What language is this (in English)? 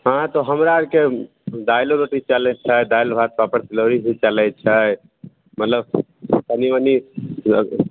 Maithili